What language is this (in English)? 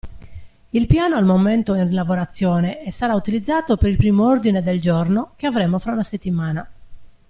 Italian